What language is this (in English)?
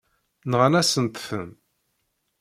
Kabyle